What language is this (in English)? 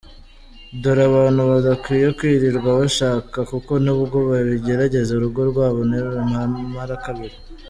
Kinyarwanda